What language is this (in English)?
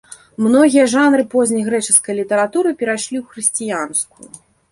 Belarusian